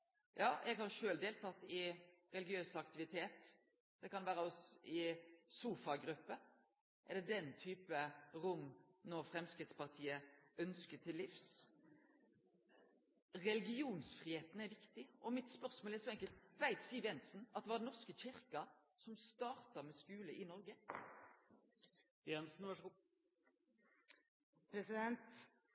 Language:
Norwegian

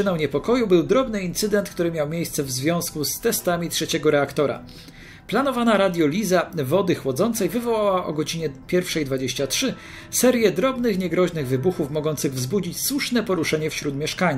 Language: Polish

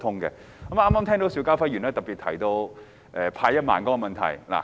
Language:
Cantonese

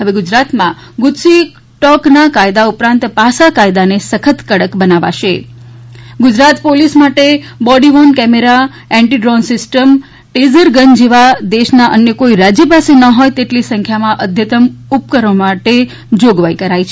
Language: Gujarati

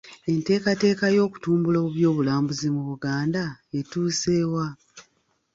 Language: Ganda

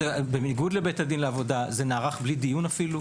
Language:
Hebrew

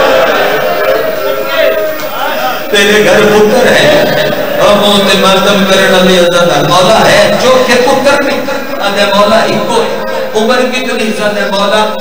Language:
Arabic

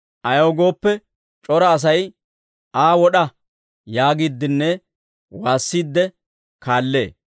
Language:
Dawro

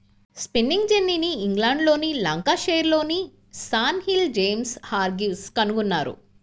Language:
Telugu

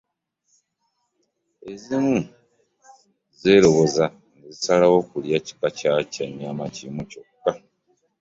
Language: Ganda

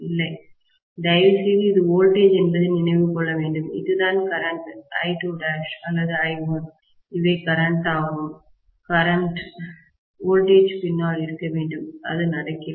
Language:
Tamil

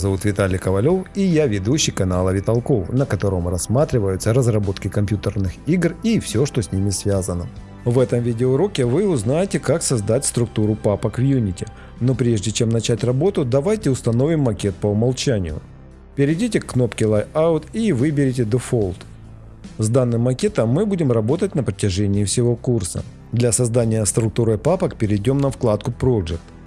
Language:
Russian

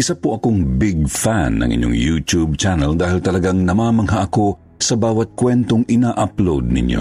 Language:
Filipino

